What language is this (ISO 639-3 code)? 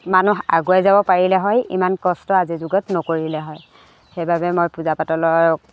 asm